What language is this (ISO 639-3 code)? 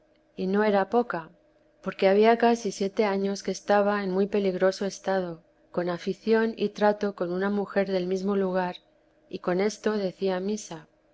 spa